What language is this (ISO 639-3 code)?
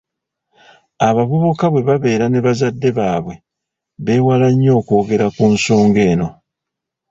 lug